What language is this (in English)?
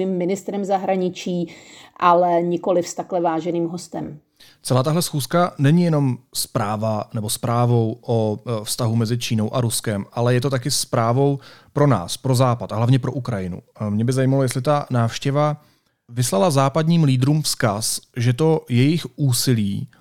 Czech